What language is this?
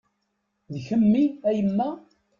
Kabyle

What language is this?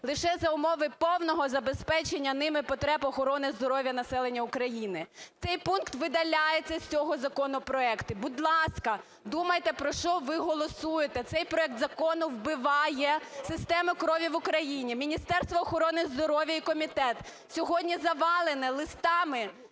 Ukrainian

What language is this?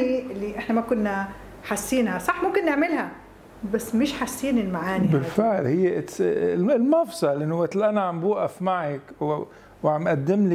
Arabic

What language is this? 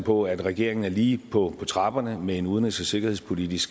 Danish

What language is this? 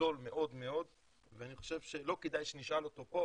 Hebrew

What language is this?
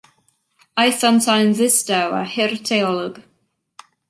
Welsh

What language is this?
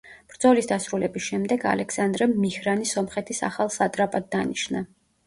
Georgian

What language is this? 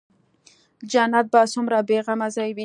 Pashto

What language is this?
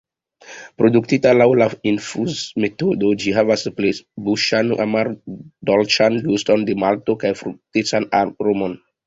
Esperanto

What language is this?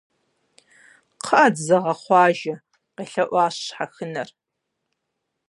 Kabardian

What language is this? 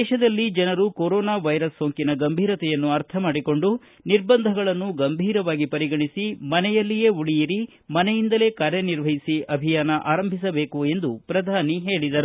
Kannada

